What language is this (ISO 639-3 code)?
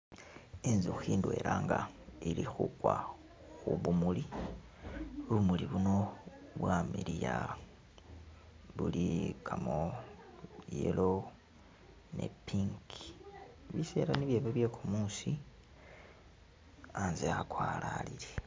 myx